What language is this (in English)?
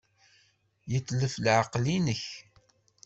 Kabyle